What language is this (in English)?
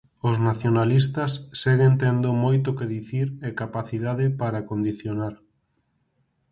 Galician